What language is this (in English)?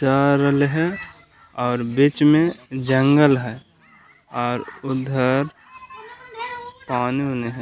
Magahi